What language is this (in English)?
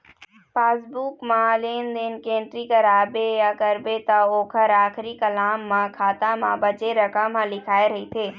Chhattisgarhi